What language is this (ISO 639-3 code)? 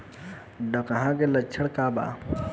bho